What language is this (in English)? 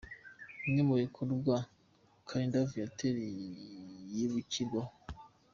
Kinyarwanda